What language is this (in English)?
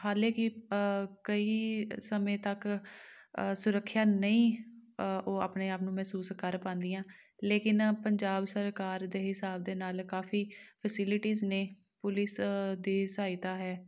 Punjabi